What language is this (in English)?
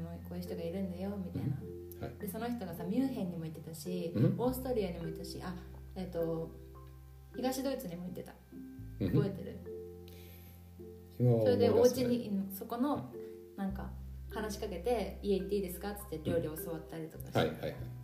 Japanese